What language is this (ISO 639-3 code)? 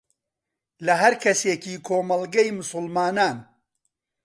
ckb